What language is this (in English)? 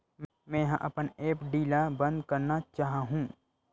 Chhattisgarhi